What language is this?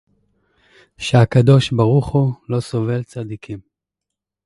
Hebrew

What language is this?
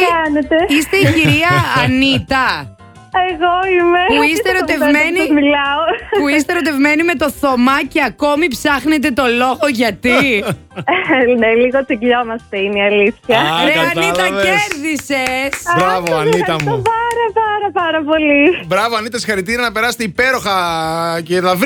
Greek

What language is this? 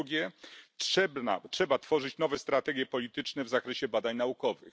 Polish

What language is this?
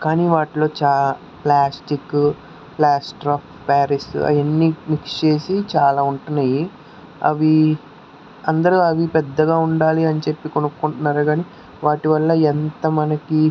Telugu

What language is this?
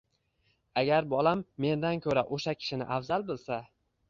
Uzbek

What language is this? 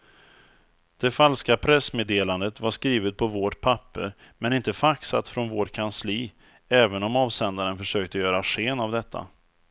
Swedish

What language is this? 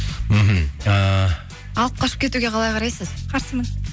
Kazakh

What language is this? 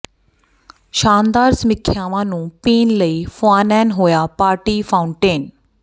Punjabi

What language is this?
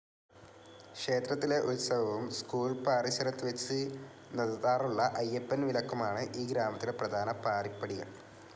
Malayalam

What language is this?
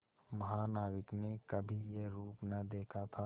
Hindi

